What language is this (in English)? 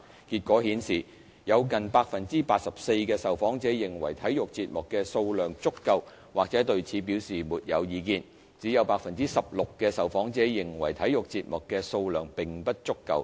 Cantonese